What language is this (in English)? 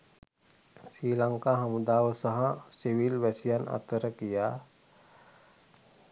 Sinhala